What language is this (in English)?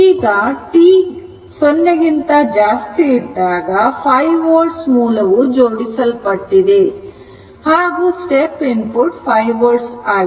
Kannada